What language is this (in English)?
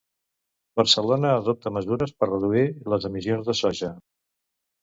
Catalan